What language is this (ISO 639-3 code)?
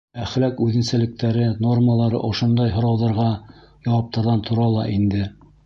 bak